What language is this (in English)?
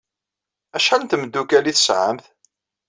Kabyle